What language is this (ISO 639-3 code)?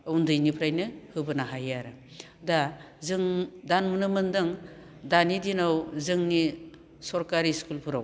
brx